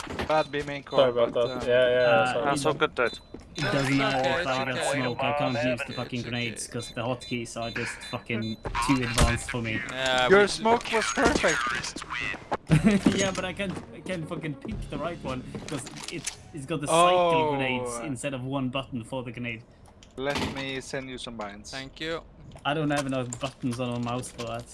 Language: English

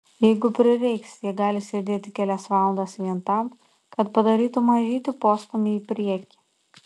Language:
Lithuanian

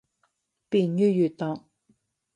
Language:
Cantonese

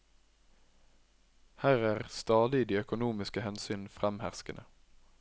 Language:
Norwegian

